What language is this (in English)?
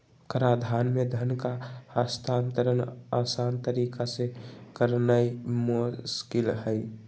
Magahi